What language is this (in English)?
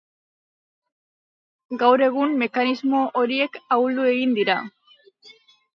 Basque